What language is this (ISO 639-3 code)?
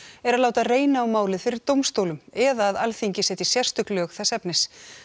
isl